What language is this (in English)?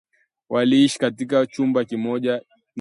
Swahili